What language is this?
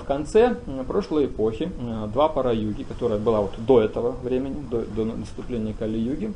Russian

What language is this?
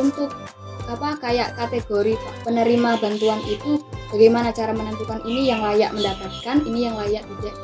Indonesian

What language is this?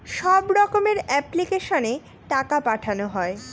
Bangla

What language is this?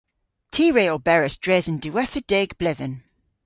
Cornish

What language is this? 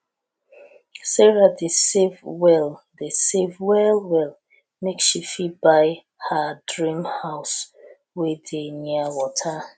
Nigerian Pidgin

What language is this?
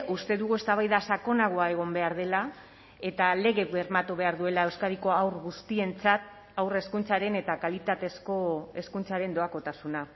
Basque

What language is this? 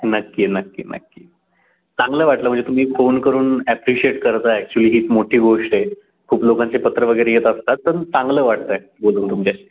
Marathi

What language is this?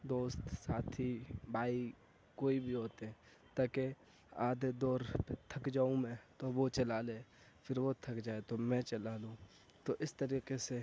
Urdu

